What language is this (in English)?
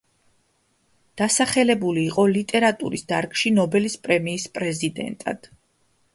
Georgian